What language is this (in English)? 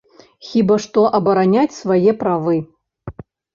Belarusian